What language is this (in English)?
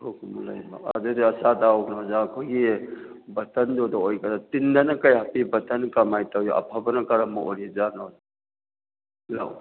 Manipuri